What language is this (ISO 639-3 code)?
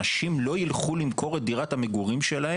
heb